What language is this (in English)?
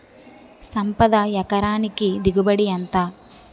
Telugu